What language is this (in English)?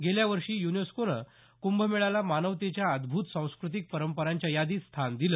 Marathi